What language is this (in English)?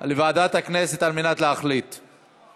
Hebrew